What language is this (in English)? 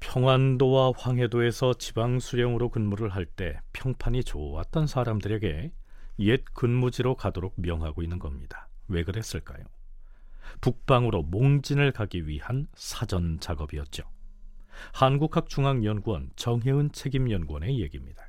Korean